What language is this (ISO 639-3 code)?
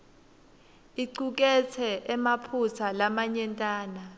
ssw